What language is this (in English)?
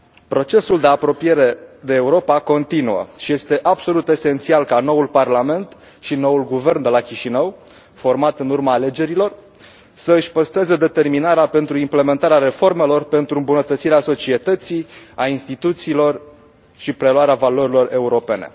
Romanian